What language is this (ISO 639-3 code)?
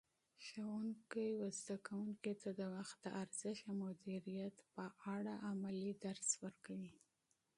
pus